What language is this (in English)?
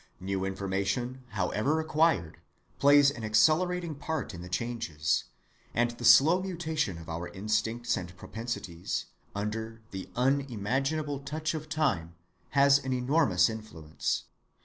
English